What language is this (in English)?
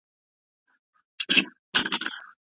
Pashto